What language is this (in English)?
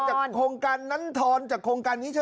Thai